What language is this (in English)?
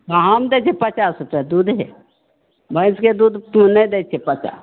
Maithili